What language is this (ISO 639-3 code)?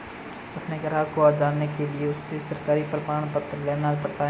hin